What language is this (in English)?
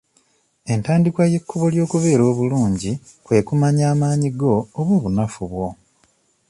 Ganda